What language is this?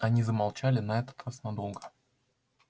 Russian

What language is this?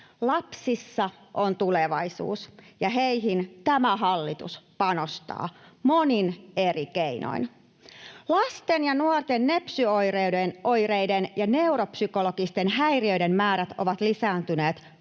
Finnish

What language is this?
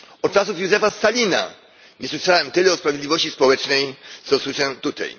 Polish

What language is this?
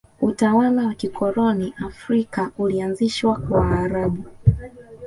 Swahili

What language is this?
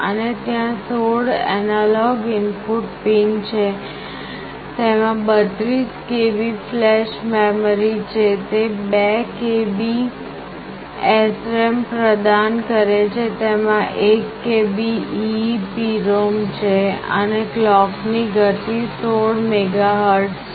Gujarati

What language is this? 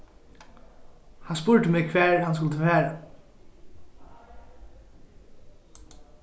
Faroese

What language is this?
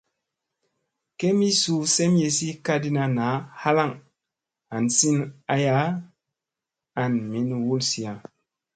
Musey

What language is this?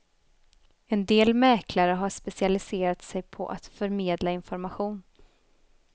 Swedish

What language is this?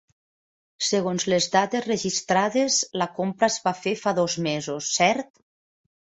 Catalan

